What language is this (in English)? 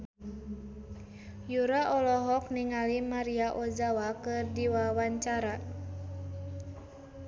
Sundanese